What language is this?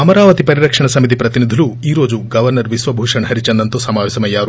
Telugu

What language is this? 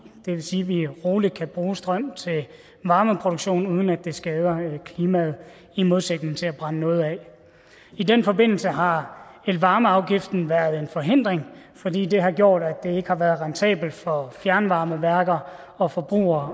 Danish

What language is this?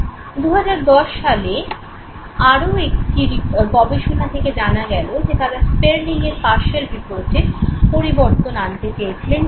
Bangla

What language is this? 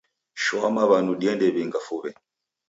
Taita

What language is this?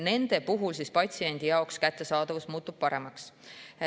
Estonian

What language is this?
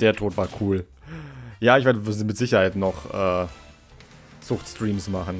German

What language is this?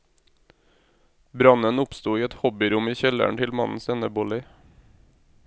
Norwegian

